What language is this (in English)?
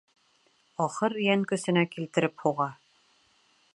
Bashkir